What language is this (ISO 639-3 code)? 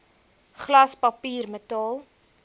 afr